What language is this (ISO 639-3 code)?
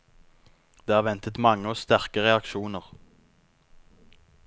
nor